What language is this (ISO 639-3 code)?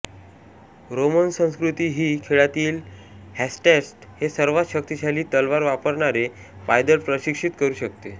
mar